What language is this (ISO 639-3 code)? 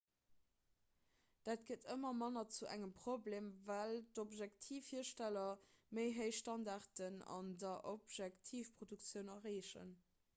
ltz